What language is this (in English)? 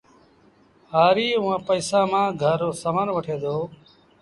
Sindhi Bhil